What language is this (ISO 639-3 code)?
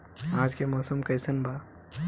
bho